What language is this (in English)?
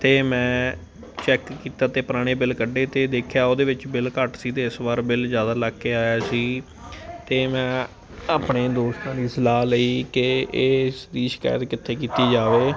Punjabi